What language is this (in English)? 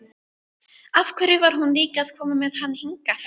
Icelandic